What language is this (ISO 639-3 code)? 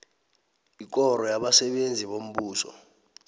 nbl